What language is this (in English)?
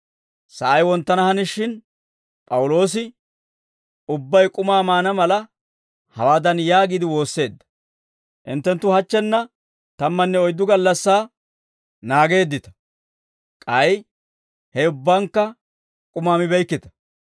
Dawro